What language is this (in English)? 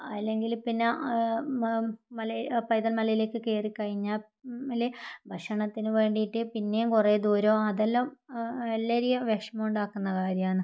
Malayalam